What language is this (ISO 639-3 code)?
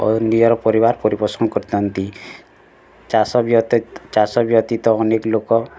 ori